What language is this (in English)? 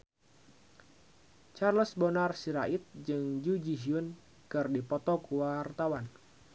Sundanese